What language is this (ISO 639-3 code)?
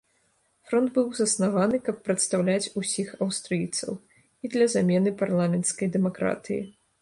bel